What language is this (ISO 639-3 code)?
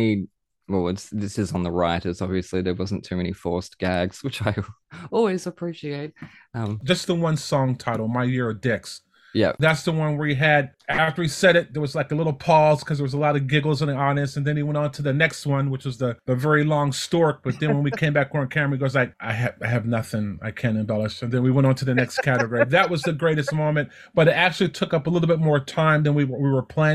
eng